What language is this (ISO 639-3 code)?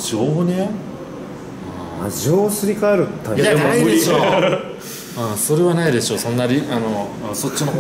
jpn